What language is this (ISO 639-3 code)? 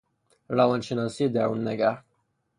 fas